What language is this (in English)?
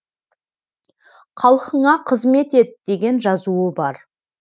Kazakh